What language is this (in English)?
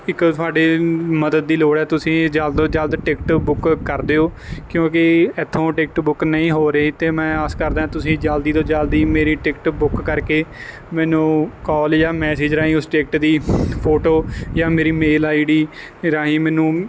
Punjabi